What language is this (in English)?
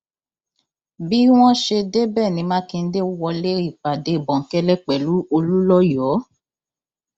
Yoruba